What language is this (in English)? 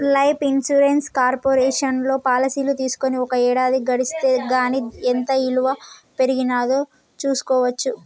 Telugu